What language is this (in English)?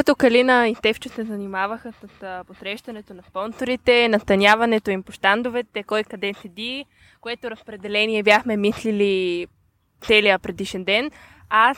Bulgarian